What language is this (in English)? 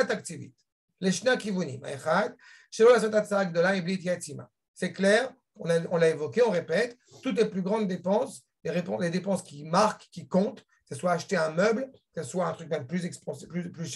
French